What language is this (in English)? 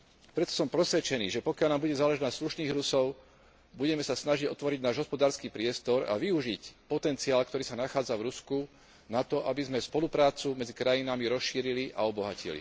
Slovak